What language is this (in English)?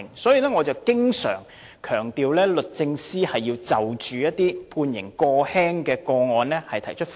Cantonese